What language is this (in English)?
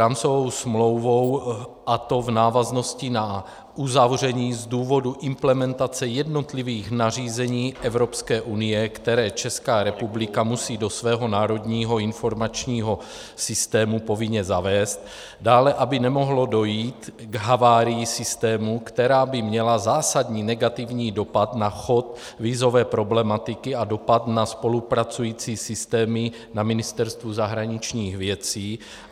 Czech